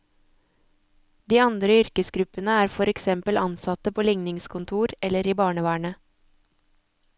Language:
Norwegian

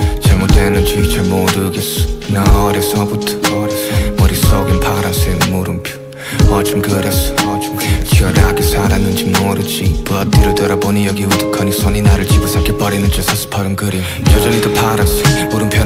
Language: Korean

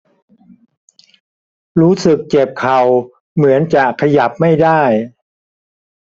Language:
Thai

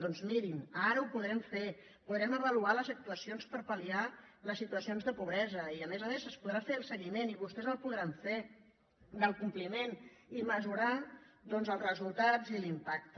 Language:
Catalan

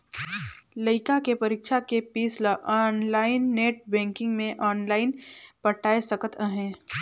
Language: Chhattisgarhi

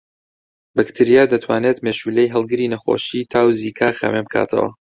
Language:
Central Kurdish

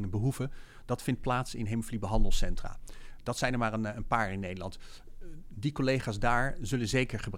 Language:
Dutch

